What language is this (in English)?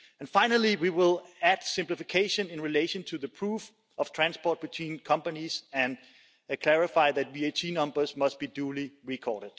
English